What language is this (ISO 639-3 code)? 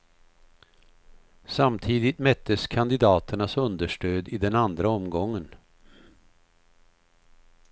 swe